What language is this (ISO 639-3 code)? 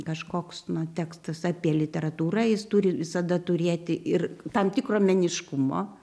lit